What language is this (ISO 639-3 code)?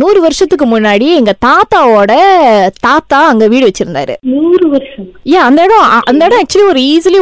tam